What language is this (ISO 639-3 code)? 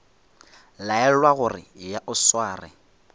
nso